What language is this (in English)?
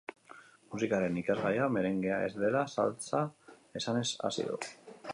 Basque